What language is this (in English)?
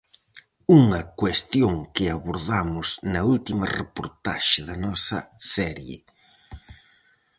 Galician